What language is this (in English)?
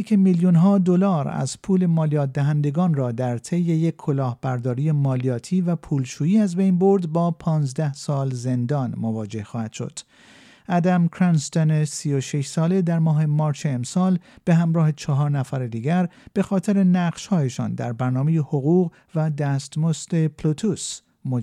Persian